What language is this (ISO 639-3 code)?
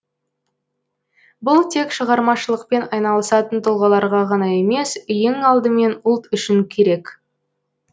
kaz